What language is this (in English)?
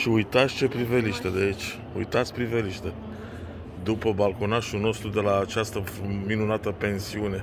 Romanian